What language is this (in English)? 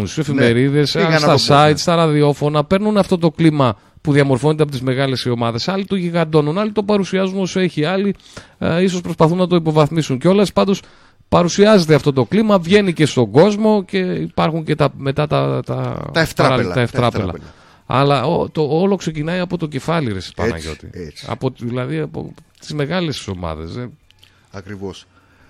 Greek